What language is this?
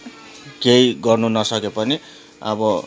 Nepali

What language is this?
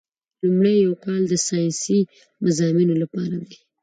Pashto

